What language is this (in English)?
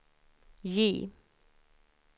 Swedish